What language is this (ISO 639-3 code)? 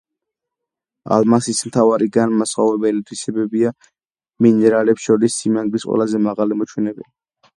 kat